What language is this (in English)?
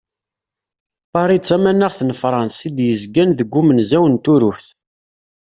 Kabyle